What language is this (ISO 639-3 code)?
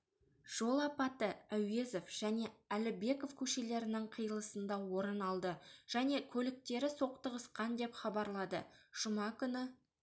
kaz